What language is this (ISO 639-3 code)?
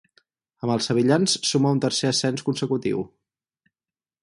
cat